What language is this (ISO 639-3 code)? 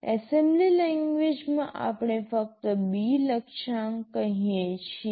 guj